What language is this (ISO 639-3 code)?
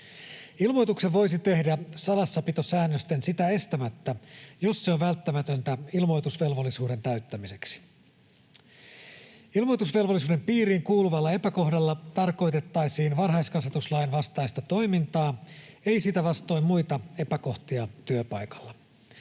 fin